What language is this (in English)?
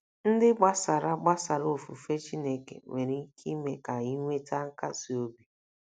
Igbo